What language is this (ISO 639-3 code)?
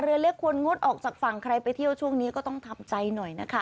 tha